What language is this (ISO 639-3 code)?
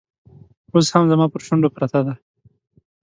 pus